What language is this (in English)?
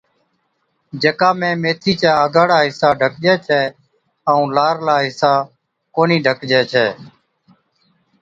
Od